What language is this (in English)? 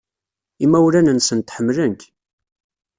Kabyle